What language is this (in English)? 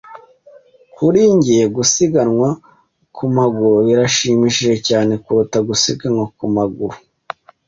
Kinyarwanda